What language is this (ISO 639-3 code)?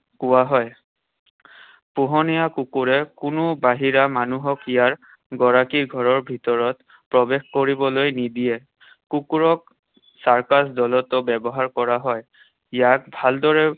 asm